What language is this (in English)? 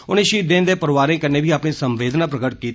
Dogri